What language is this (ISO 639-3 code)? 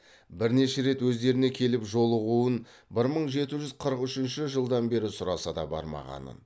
kaz